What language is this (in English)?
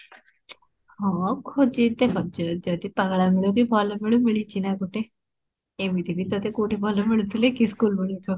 Odia